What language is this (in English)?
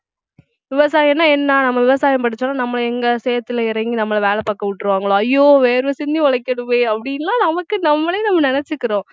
Tamil